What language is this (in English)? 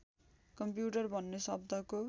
Nepali